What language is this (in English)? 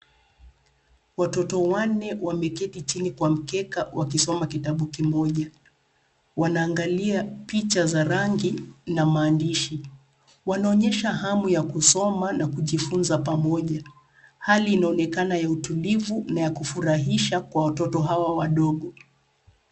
Swahili